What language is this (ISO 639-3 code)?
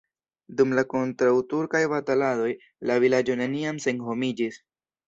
epo